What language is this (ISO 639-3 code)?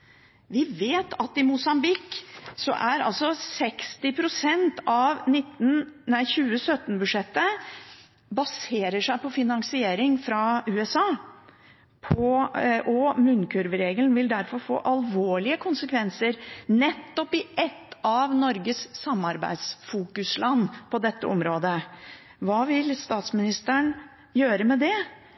nob